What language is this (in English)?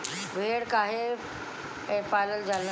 Bhojpuri